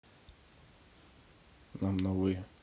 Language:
Russian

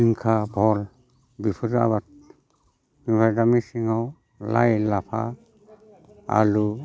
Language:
Bodo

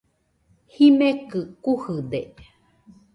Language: Nüpode Huitoto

